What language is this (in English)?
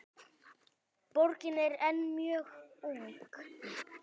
Icelandic